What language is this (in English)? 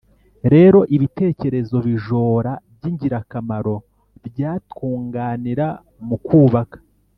Kinyarwanda